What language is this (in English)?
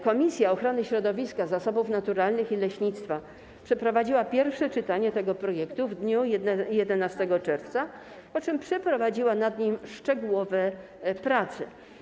Polish